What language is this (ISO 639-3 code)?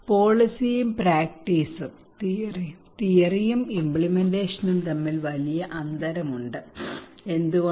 mal